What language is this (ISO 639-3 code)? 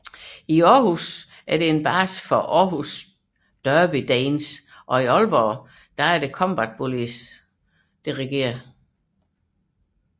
dan